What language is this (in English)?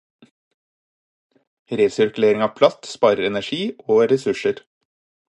Norwegian Bokmål